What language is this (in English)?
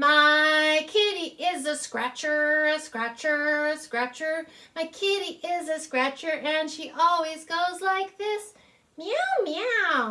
English